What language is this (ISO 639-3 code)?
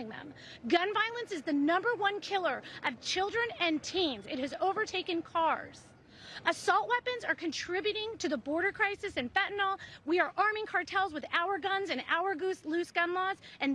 eng